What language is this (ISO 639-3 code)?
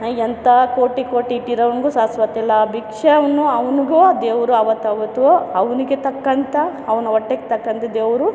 kan